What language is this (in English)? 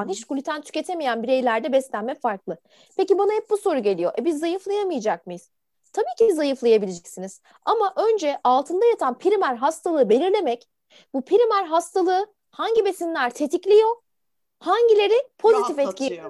Turkish